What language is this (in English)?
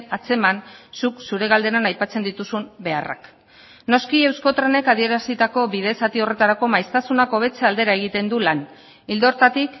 Basque